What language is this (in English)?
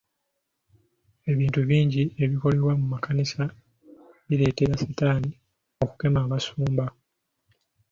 Ganda